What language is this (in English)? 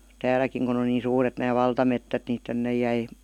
Finnish